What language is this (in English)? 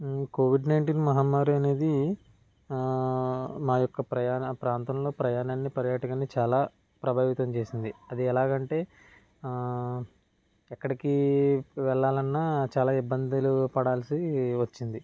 Telugu